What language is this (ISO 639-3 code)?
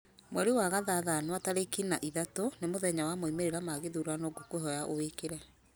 kik